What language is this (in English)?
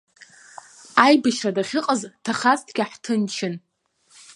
Abkhazian